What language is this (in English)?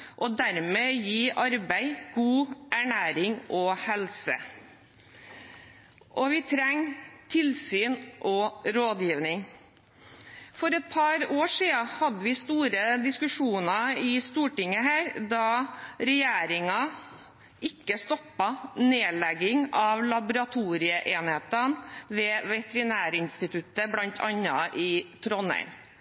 Norwegian Bokmål